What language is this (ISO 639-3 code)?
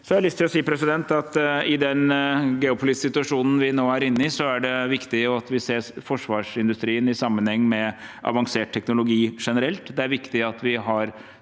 nor